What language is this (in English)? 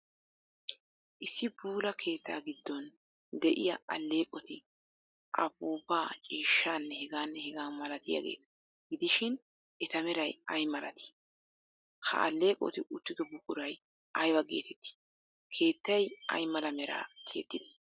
Wolaytta